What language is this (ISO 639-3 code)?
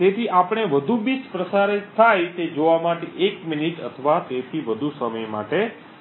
guj